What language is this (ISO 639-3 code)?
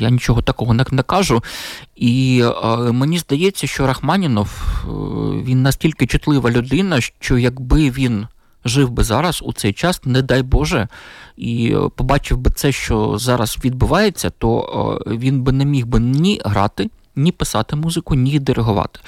ukr